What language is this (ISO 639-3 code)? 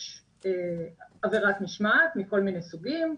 heb